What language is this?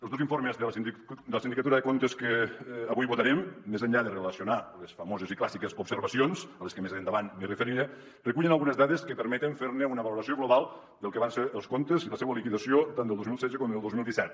Catalan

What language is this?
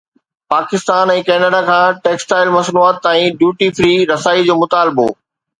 Sindhi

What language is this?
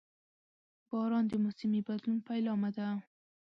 Pashto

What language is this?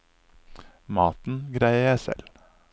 Norwegian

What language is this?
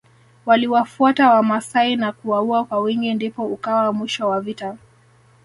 Swahili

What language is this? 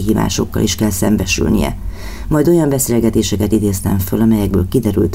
Hungarian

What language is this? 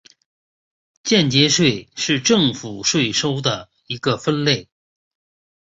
Chinese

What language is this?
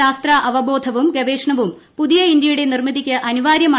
Malayalam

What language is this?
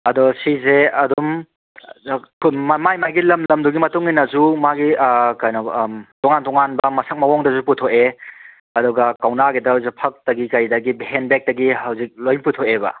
Manipuri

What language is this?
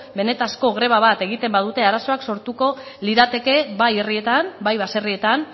Basque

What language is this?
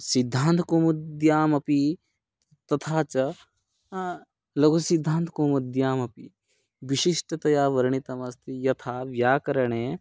Sanskrit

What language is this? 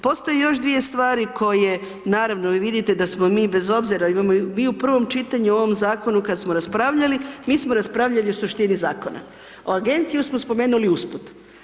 Croatian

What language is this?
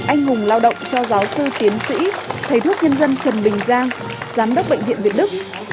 Vietnamese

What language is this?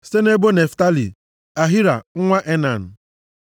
Igbo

